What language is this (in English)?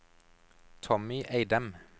Norwegian